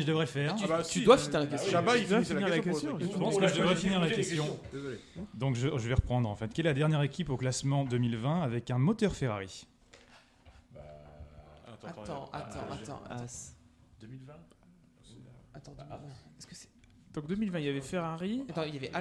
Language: French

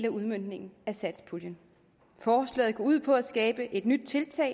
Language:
Danish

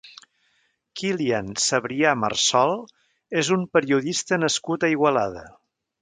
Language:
Catalan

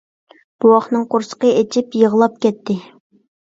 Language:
Uyghur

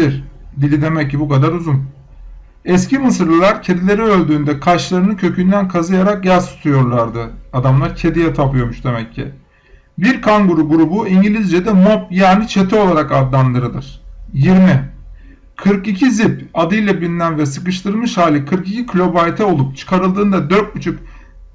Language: Turkish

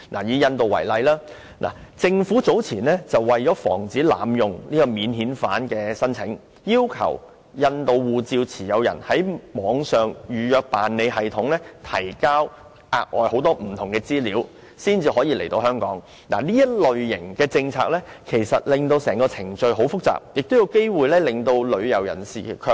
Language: Cantonese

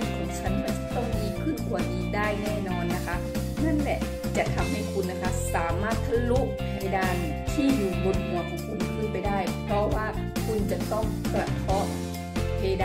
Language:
Thai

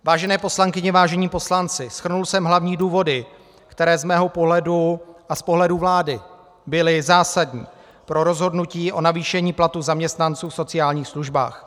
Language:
Czech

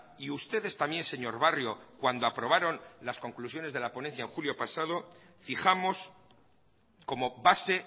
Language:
Spanish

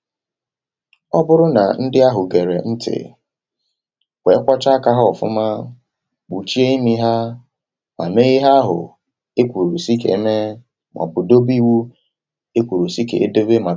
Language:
Igbo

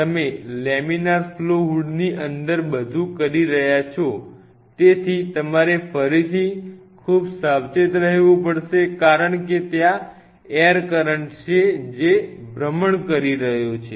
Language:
Gujarati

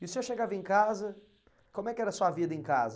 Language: Portuguese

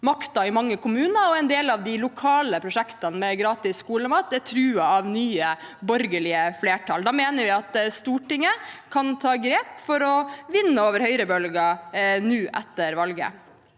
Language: Norwegian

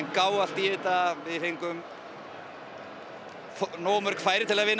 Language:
Icelandic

